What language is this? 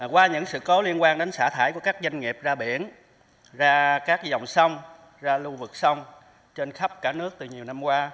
Vietnamese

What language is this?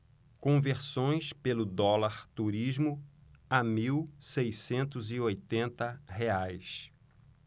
Portuguese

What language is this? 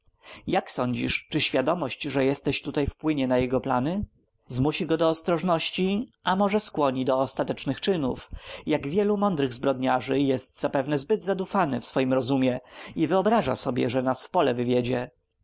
Polish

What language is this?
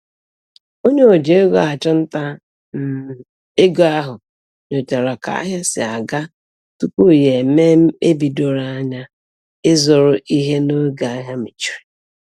Igbo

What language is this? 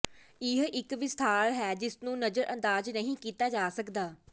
Punjabi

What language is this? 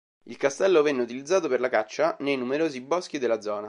Italian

